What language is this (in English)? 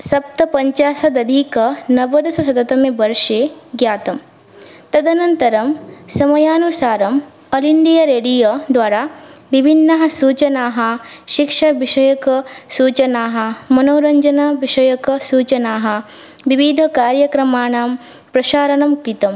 Sanskrit